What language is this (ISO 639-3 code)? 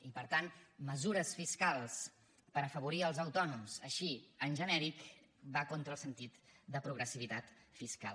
cat